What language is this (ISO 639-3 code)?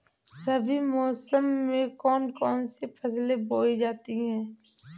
hin